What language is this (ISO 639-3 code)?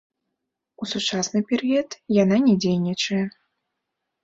bel